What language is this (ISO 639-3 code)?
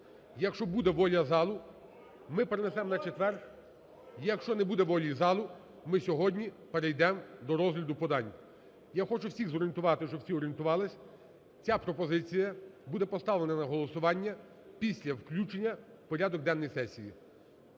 ukr